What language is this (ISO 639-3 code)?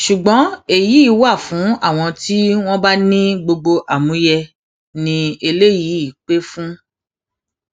yor